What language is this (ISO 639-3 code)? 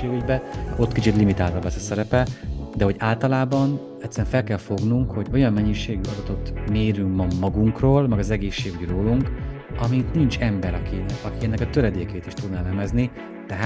hun